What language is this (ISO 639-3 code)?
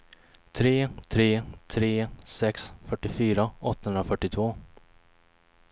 swe